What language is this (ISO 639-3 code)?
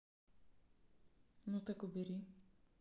rus